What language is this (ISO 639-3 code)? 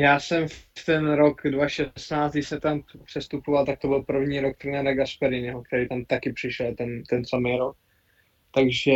ces